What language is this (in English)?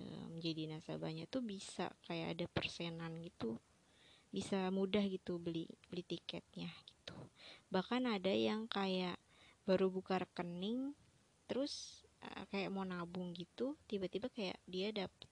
Indonesian